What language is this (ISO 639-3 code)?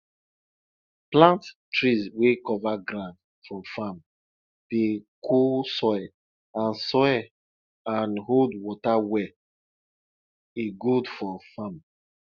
pcm